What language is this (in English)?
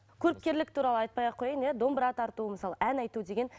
Kazakh